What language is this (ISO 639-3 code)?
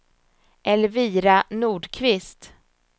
swe